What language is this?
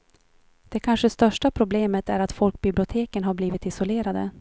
Swedish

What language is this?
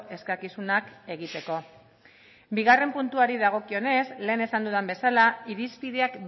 Basque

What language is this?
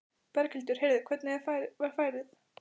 Icelandic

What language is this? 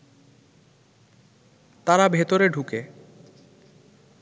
Bangla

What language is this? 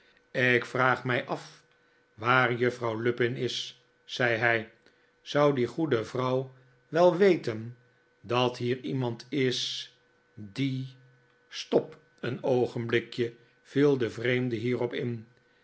Dutch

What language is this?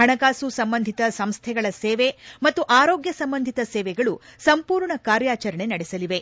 Kannada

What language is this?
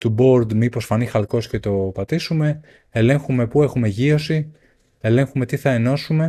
Greek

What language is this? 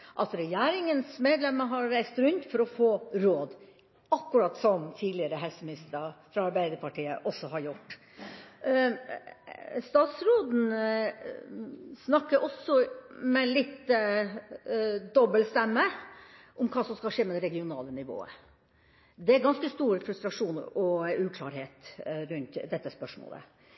Norwegian Bokmål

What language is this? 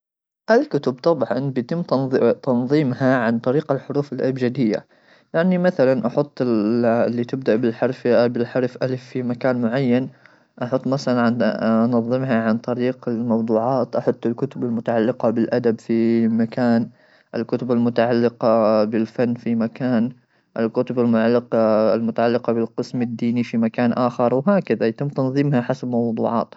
Gulf Arabic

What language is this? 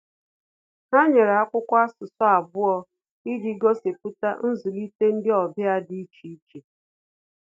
Igbo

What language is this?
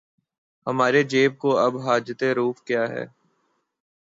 Urdu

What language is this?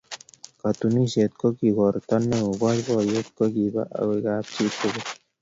Kalenjin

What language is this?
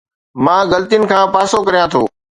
Sindhi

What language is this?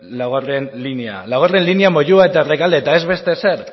Basque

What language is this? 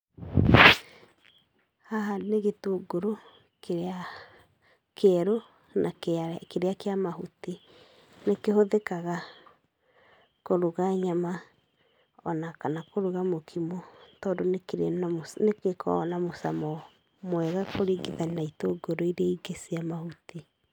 Kikuyu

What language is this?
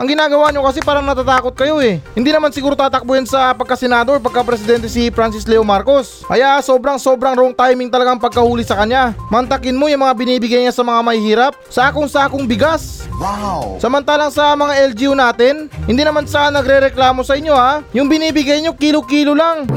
Filipino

